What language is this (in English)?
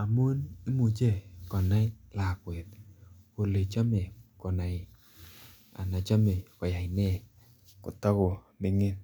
Kalenjin